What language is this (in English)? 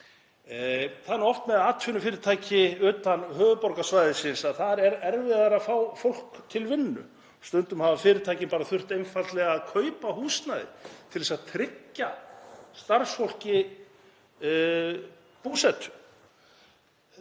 Icelandic